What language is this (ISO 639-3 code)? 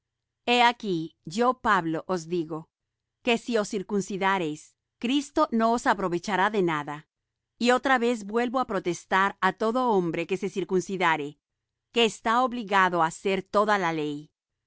spa